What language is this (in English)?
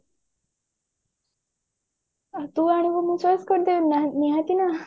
Odia